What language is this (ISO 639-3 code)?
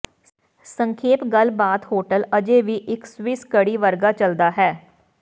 pan